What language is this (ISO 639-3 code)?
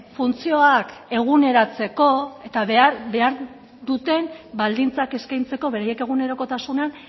eus